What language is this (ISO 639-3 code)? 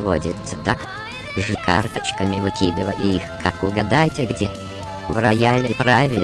rus